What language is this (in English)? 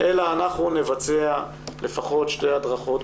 Hebrew